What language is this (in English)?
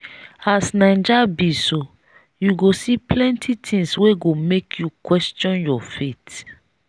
Nigerian Pidgin